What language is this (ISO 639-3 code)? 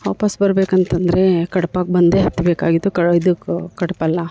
kan